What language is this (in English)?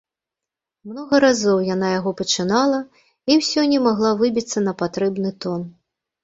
Belarusian